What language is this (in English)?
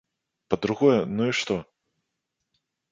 Belarusian